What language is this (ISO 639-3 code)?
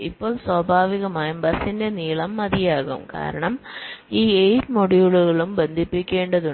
mal